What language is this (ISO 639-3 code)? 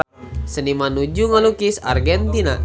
sun